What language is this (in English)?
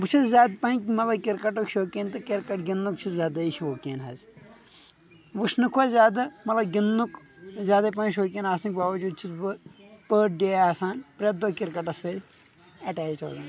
Kashmiri